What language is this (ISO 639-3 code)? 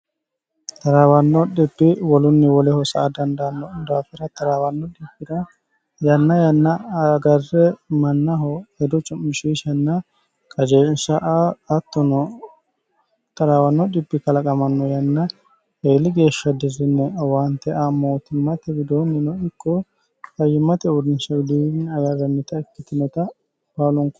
sid